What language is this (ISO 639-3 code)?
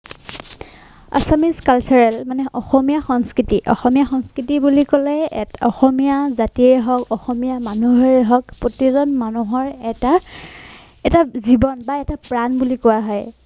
asm